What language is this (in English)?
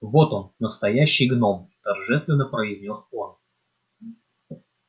Russian